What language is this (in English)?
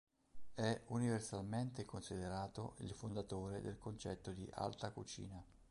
Italian